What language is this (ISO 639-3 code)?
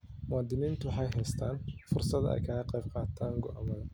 som